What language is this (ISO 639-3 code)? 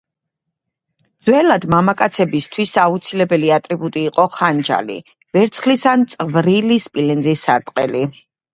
kat